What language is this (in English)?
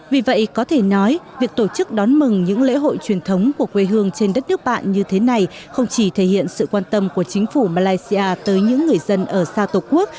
Vietnamese